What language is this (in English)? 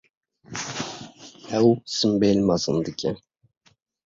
Kurdish